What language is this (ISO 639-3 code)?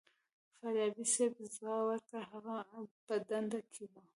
pus